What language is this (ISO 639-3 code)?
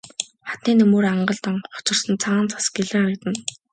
mon